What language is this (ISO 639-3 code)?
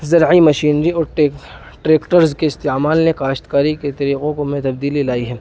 urd